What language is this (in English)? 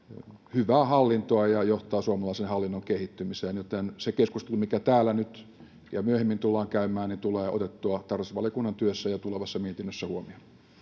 Finnish